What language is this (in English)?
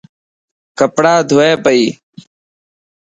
Dhatki